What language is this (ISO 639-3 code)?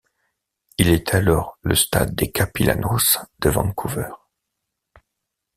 fra